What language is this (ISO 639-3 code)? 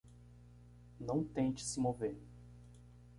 por